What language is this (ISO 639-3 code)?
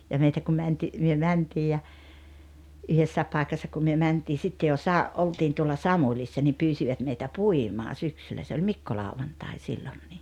fin